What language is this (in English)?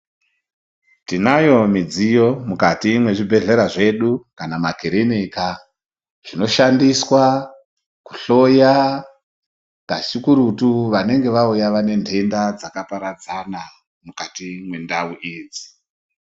Ndau